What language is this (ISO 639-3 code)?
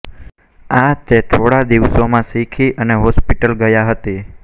guj